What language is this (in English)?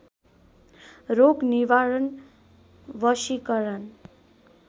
Nepali